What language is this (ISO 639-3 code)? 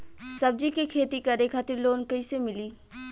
bho